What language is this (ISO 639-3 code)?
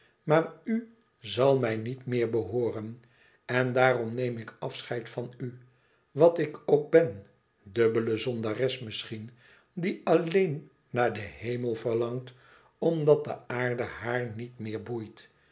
nld